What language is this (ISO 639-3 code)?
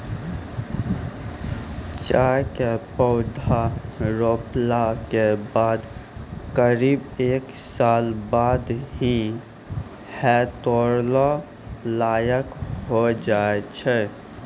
mai